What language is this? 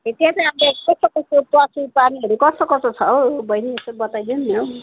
Nepali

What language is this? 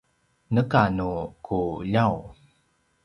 Paiwan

